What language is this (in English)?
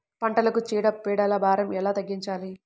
Telugu